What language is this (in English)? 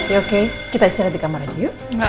Indonesian